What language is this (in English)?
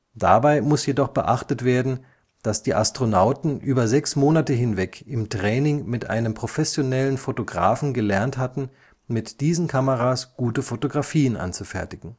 German